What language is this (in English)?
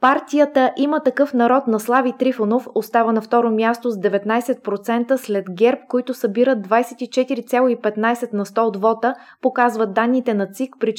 Bulgarian